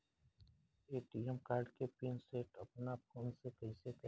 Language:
Bhojpuri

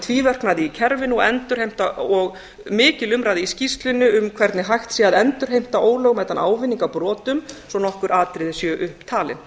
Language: Icelandic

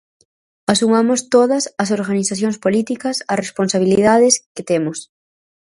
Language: Galician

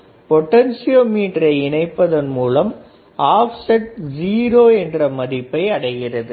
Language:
Tamil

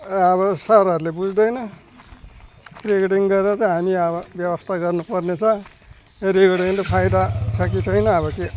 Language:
Nepali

